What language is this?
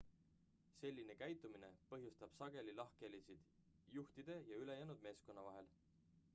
Estonian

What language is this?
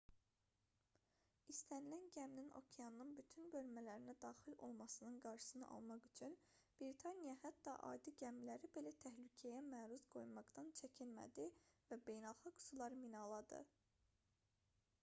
Azerbaijani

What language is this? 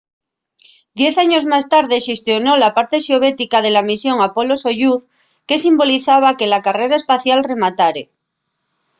Asturian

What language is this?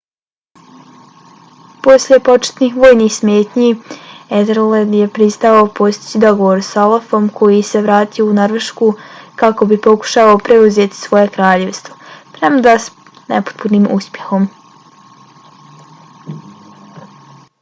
Bosnian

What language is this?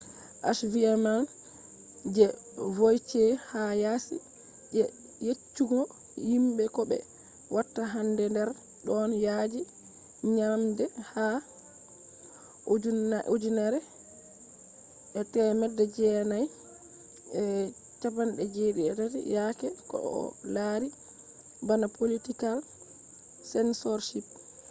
Fula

